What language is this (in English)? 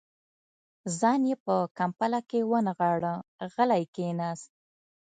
Pashto